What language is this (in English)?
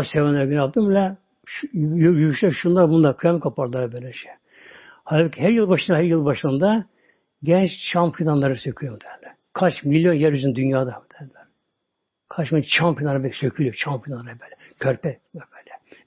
Turkish